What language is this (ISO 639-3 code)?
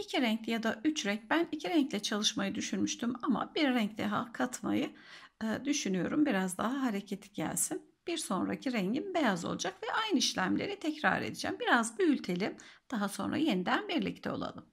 tur